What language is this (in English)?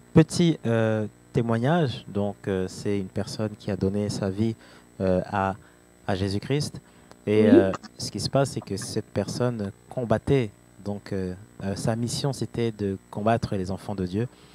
French